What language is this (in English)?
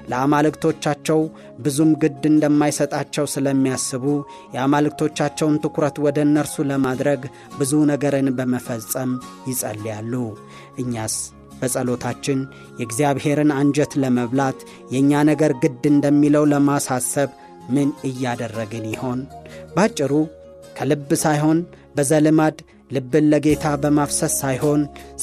Amharic